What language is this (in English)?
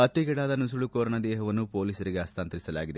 Kannada